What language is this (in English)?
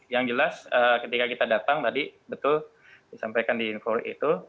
Indonesian